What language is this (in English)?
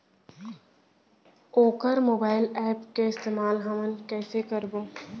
Chhattisgarhi